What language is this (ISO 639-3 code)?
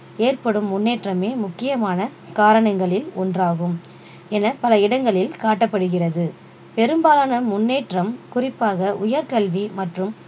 tam